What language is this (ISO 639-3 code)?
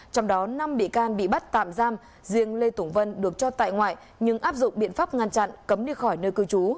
vie